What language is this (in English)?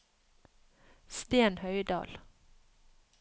Norwegian